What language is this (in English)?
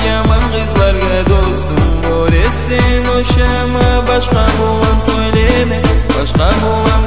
Arabic